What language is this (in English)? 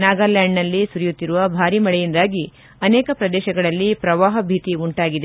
Kannada